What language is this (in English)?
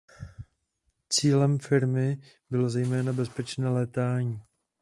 Czech